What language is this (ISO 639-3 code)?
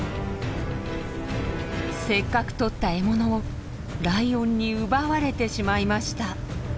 jpn